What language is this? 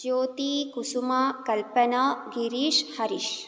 Sanskrit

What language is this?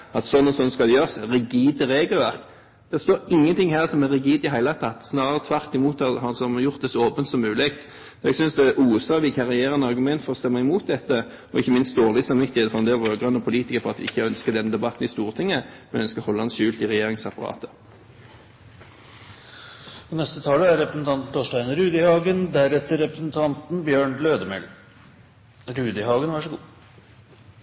Norwegian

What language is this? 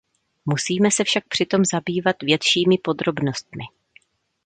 Czech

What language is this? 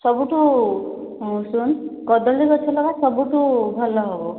Odia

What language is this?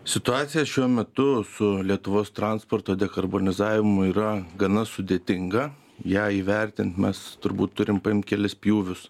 Lithuanian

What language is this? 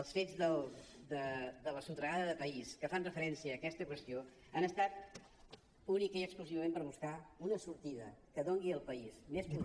Catalan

